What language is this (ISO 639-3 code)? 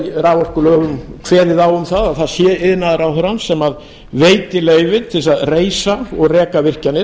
isl